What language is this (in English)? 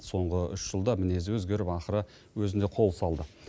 Kazakh